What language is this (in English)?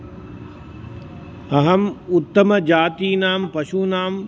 Sanskrit